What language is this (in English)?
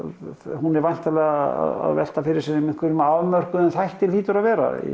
Icelandic